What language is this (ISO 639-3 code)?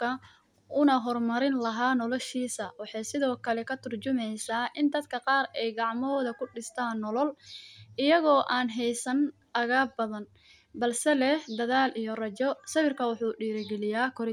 som